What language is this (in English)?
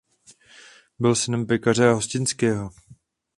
Czech